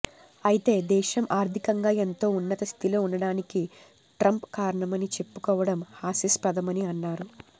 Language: Telugu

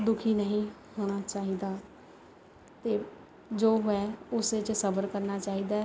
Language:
Punjabi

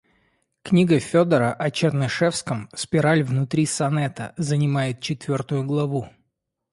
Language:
Russian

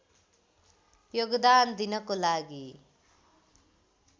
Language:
Nepali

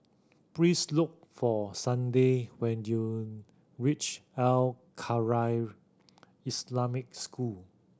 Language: English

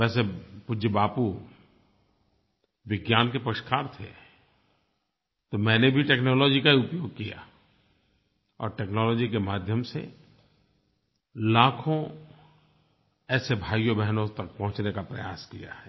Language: Hindi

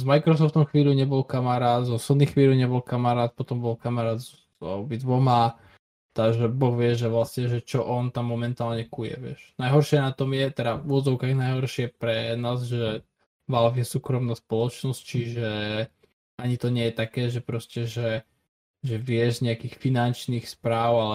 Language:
Slovak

